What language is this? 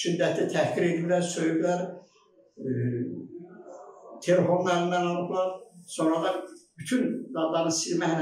Turkish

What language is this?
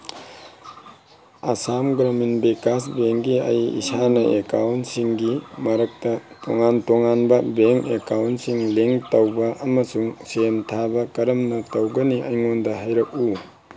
Manipuri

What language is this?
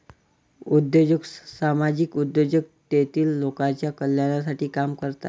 Marathi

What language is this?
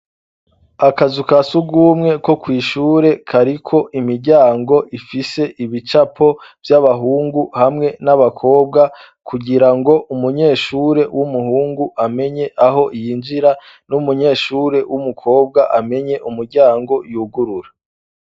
Rundi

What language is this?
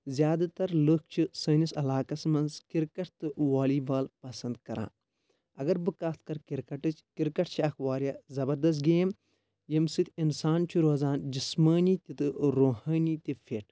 Kashmiri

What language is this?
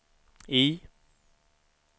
Swedish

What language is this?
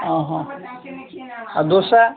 Odia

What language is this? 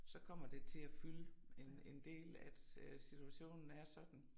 Danish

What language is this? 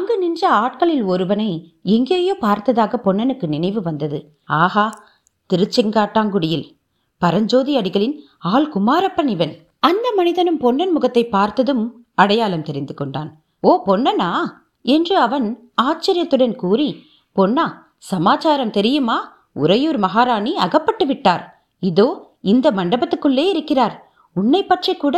Tamil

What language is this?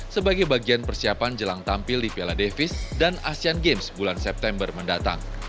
Indonesian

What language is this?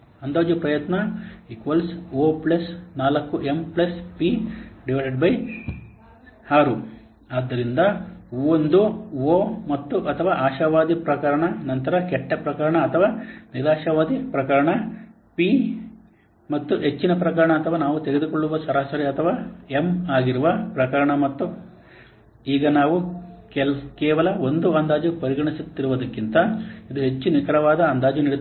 Kannada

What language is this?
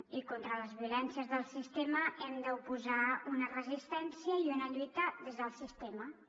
Catalan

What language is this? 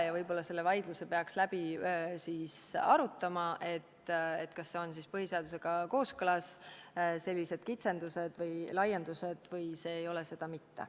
Estonian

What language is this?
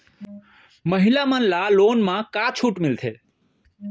Chhattisgarhi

